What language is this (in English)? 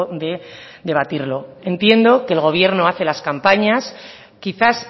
Spanish